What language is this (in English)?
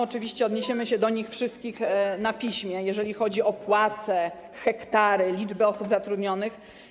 Polish